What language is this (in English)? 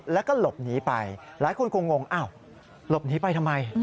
Thai